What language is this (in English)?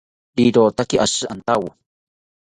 South Ucayali Ashéninka